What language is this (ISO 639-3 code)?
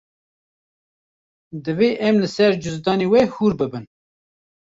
kur